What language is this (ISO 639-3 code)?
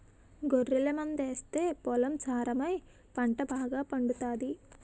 tel